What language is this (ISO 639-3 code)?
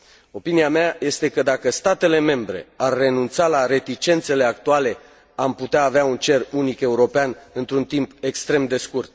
ron